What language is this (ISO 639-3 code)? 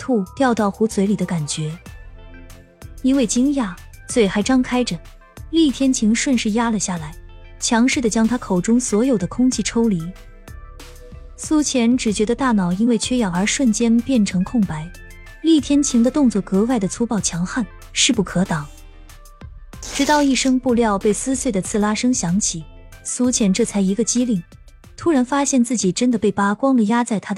zho